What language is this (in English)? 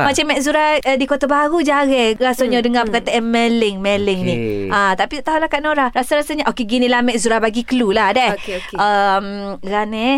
Malay